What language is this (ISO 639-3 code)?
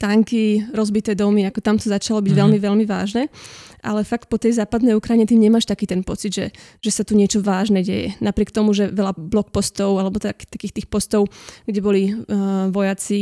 slk